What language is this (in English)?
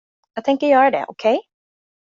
Swedish